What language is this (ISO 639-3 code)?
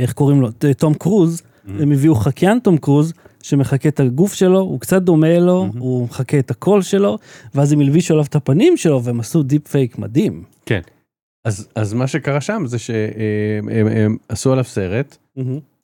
heb